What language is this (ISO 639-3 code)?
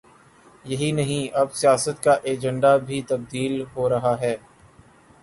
urd